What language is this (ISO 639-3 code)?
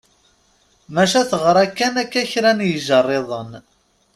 kab